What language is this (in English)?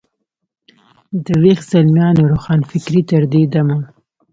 Pashto